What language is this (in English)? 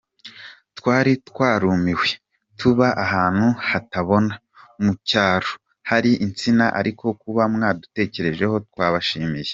Kinyarwanda